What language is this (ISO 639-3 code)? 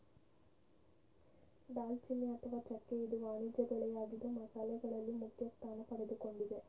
kan